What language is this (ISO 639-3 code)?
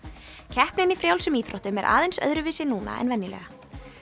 isl